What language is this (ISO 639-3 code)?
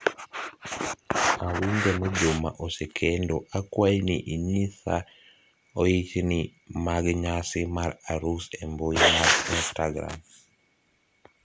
luo